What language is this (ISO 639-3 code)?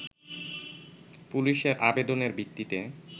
ben